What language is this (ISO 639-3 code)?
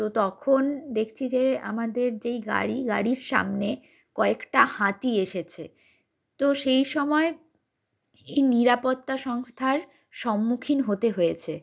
ben